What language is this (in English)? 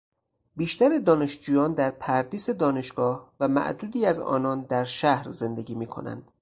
Persian